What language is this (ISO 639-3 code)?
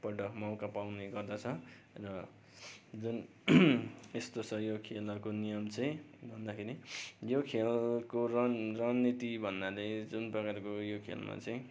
nep